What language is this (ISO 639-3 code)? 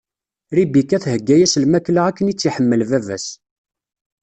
kab